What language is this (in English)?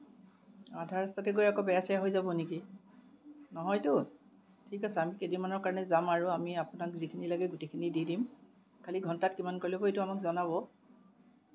Assamese